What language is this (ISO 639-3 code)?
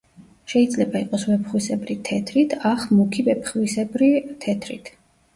kat